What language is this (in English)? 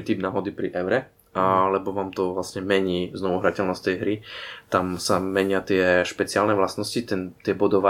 Slovak